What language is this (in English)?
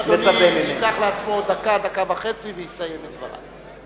Hebrew